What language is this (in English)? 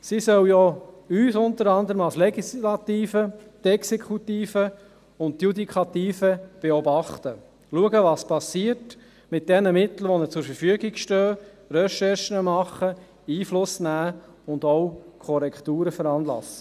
Swiss German